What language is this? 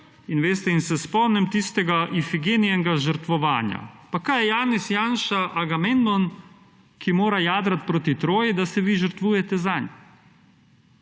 Slovenian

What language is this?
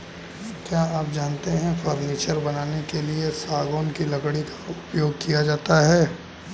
Hindi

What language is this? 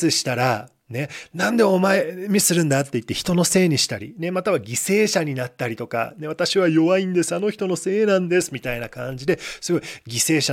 Japanese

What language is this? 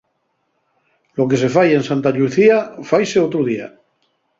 Asturian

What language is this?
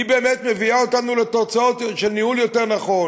Hebrew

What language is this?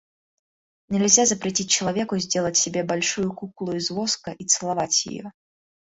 Russian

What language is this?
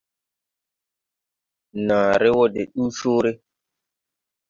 Tupuri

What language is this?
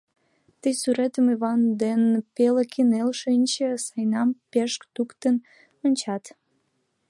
Mari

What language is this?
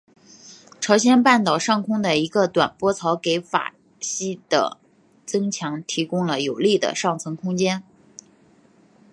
Chinese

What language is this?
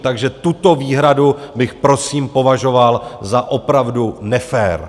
Czech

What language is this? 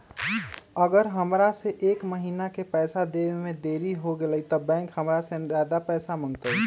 Magahi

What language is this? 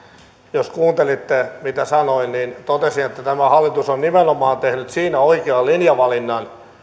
Finnish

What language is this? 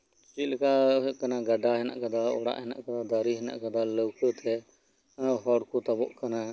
Santali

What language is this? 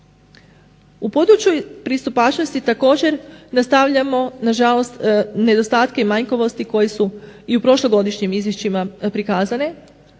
Croatian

